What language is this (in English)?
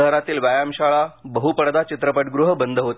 Marathi